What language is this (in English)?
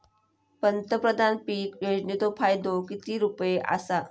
Marathi